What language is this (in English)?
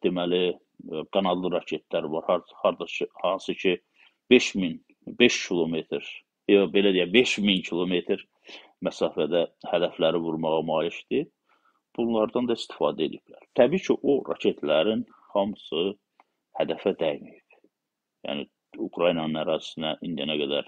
Turkish